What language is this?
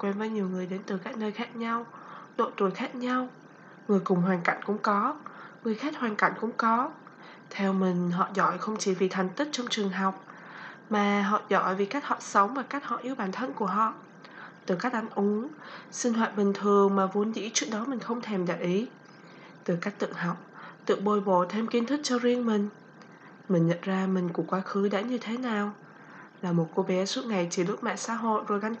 Vietnamese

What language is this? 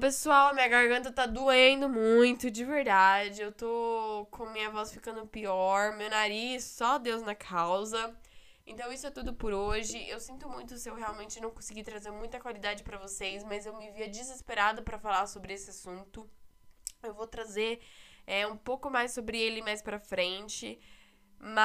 Portuguese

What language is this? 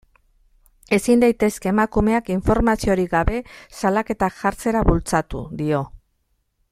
Basque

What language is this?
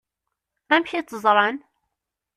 Kabyle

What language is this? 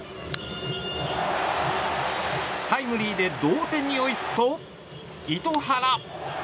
Japanese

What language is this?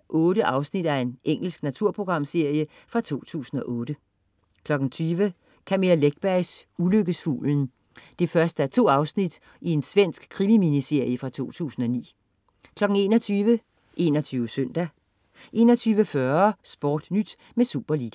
Danish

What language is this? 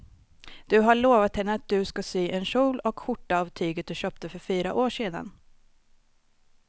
Swedish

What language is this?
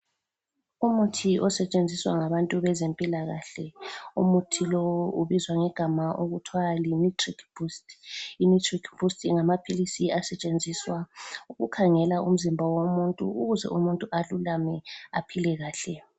North Ndebele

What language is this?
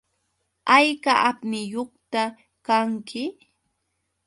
Yauyos Quechua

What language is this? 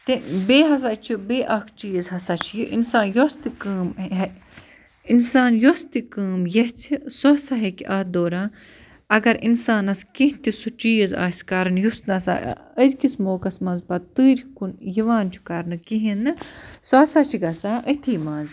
Kashmiri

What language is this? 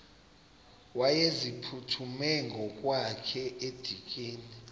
Xhosa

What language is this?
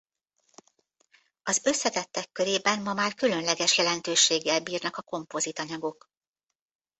Hungarian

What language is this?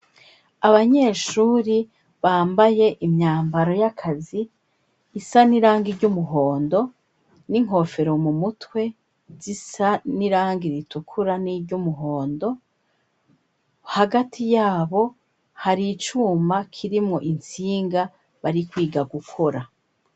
Rundi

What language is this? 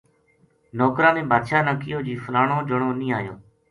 Gujari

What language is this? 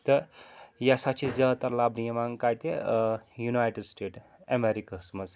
Kashmiri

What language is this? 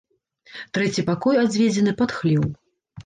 Belarusian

